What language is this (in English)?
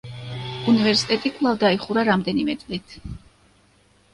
Georgian